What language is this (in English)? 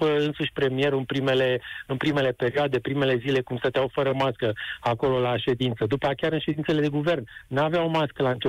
Romanian